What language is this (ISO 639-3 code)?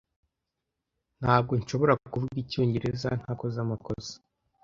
kin